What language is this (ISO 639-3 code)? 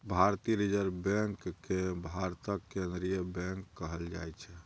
mai